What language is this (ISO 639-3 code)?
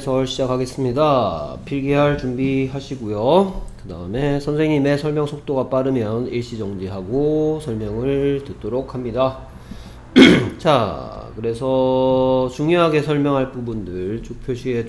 kor